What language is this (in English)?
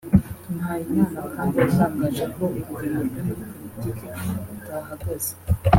Kinyarwanda